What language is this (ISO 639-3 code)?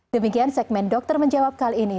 ind